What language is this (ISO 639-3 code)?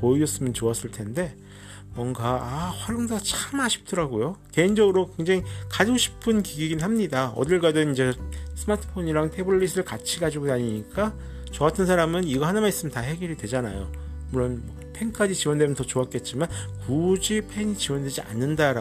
kor